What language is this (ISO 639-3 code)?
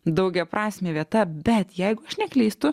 lit